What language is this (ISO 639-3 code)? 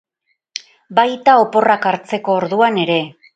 eus